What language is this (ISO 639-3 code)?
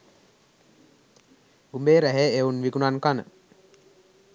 sin